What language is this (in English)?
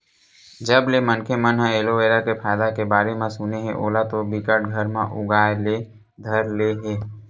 Chhattisgarhi